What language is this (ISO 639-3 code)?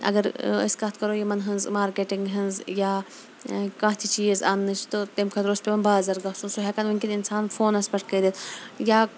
kas